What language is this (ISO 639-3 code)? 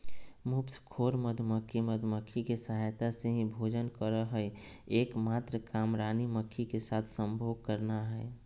mag